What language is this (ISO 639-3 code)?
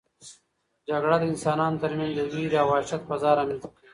pus